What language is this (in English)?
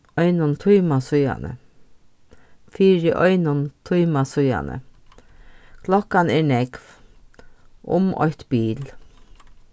Faroese